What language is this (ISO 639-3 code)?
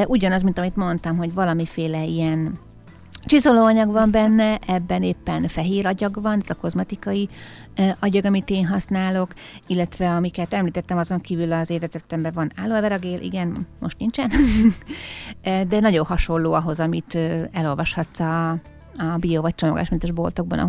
hun